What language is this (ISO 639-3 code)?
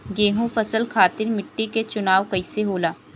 bho